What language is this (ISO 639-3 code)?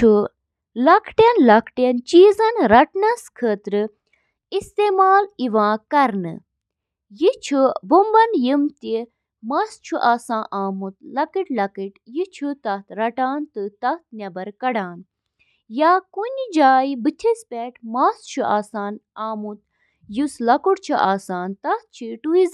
kas